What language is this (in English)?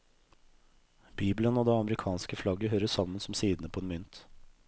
Norwegian